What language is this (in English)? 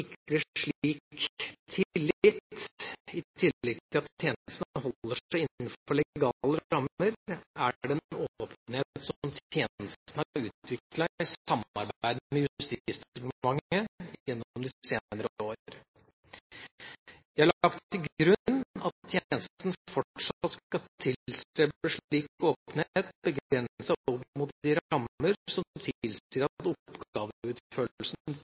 Norwegian Bokmål